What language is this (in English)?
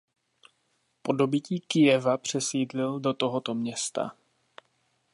Czech